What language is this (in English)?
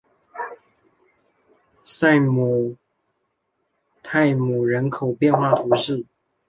Chinese